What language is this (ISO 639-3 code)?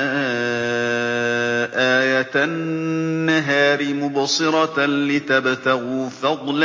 ara